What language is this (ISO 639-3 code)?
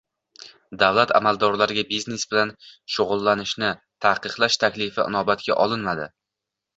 uzb